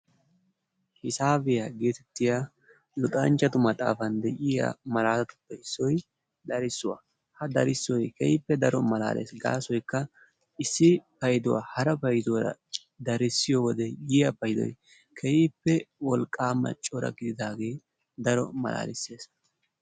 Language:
Wolaytta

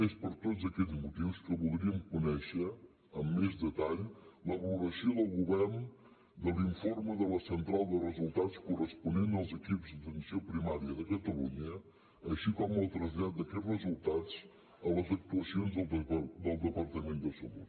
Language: Catalan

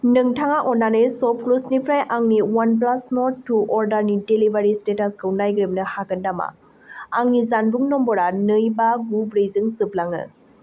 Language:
Bodo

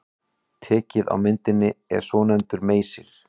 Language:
Icelandic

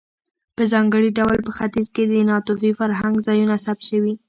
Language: Pashto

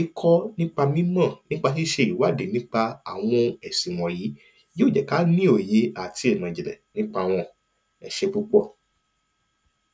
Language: Yoruba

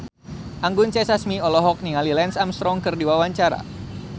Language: Sundanese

